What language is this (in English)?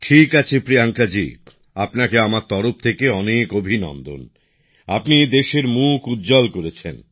Bangla